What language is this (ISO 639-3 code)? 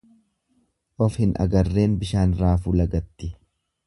orm